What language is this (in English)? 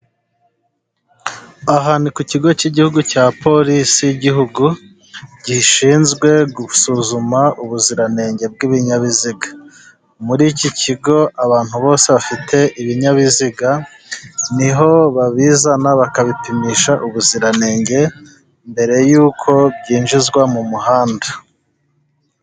Kinyarwanda